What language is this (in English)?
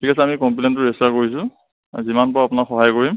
Assamese